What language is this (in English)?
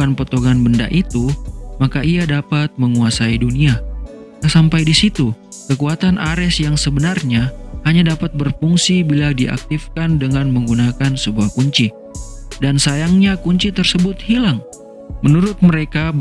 Indonesian